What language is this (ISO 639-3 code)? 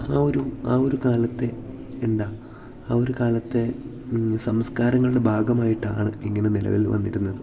mal